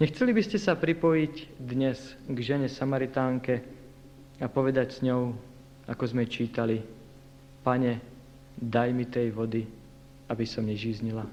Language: Slovak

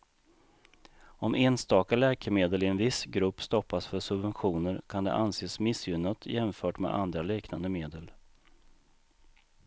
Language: Swedish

